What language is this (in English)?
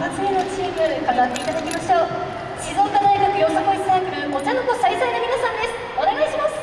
Japanese